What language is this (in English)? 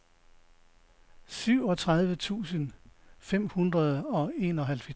Danish